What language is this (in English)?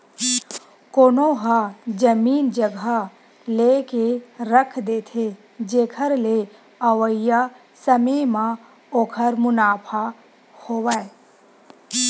Chhattisgarhi